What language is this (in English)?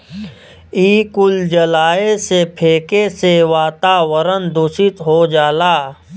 Bhojpuri